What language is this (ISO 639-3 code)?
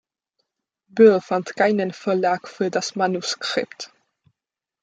deu